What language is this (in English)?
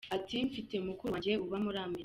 Kinyarwanda